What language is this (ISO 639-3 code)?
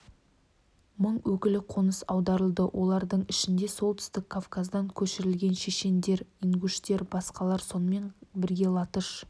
kaz